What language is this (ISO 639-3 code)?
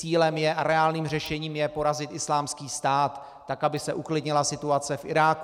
ces